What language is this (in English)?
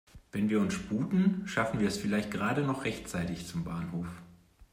German